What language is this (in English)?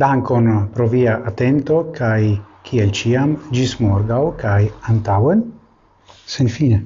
Italian